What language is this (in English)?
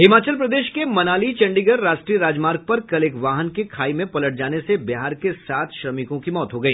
Hindi